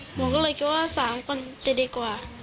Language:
Thai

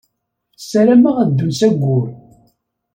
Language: Kabyle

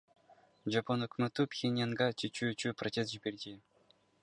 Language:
Kyrgyz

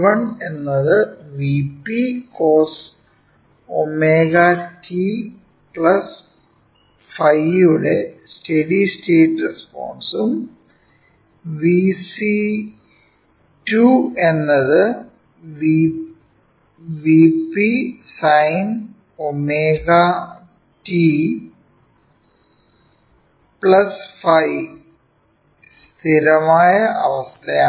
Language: Malayalam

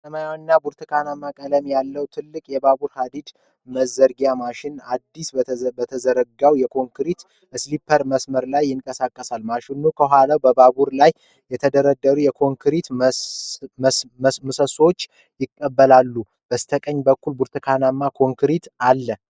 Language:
Amharic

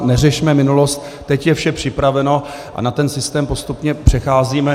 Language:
Czech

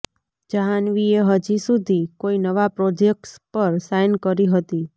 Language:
Gujarati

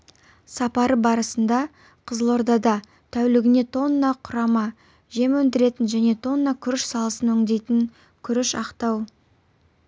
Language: Kazakh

